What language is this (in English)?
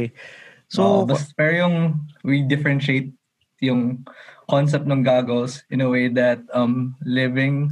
Filipino